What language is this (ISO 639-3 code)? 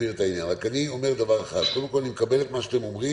heb